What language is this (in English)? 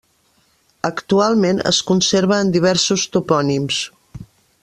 Catalan